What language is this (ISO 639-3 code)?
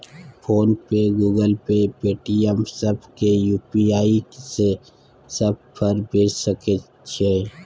mai